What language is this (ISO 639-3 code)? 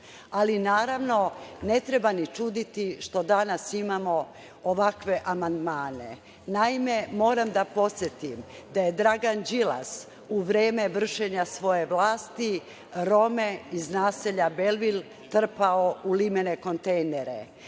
srp